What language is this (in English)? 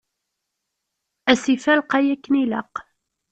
Kabyle